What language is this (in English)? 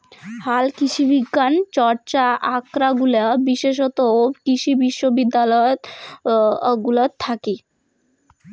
Bangla